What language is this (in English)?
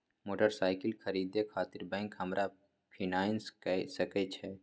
Maithili